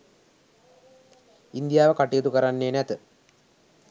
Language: Sinhala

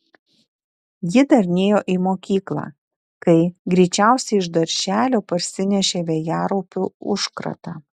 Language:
Lithuanian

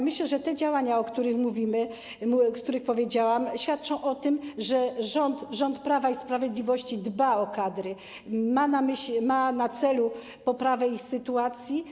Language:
Polish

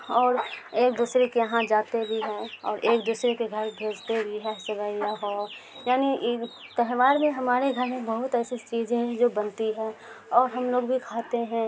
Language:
Urdu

